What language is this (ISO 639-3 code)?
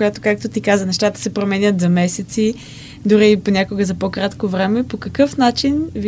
bul